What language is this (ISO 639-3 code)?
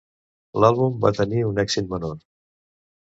cat